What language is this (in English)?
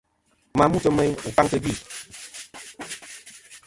Kom